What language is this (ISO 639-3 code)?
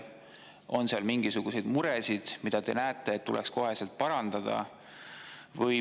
est